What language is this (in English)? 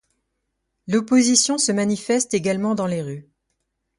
French